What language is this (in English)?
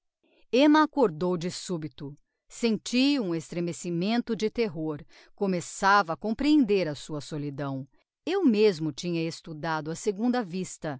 Portuguese